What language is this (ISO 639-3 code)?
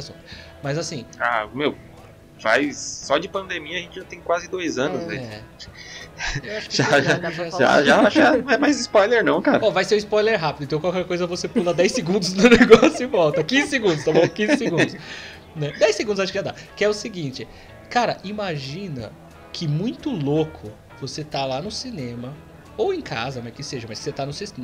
por